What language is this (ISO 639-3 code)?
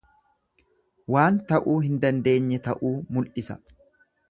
orm